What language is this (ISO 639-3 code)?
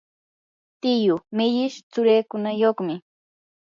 qur